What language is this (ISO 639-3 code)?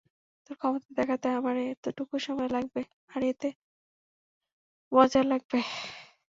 ben